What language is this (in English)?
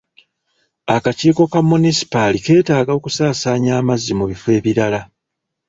Ganda